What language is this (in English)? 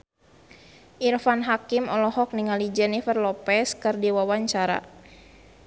Sundanese